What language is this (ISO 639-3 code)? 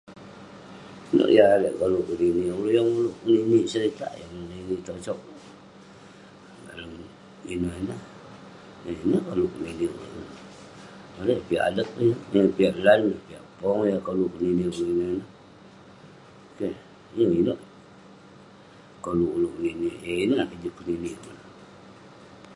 pne